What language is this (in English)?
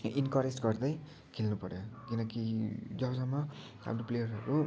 Nepali